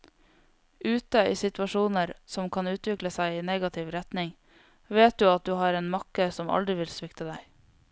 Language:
Norwegian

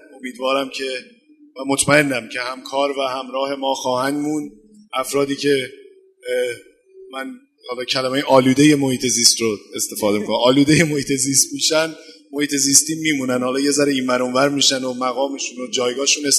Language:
Persian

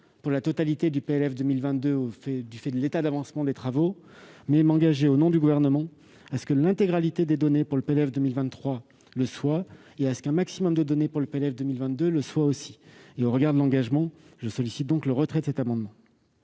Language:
French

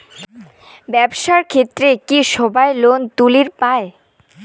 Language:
Bangla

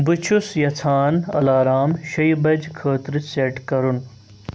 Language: Kashmiri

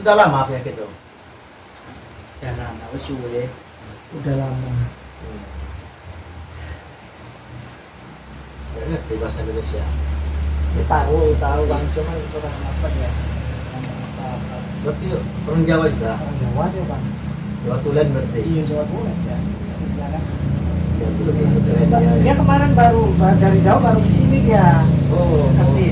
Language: Indonesian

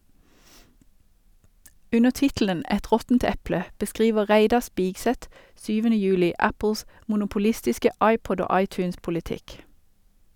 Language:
Norwegian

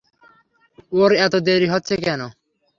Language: Bangla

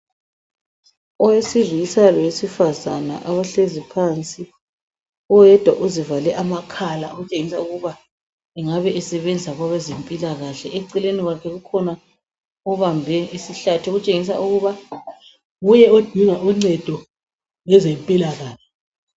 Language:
North Ndebele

